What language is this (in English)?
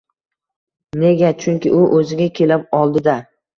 Uzbek